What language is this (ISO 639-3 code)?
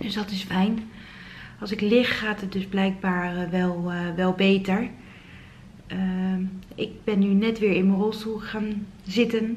nld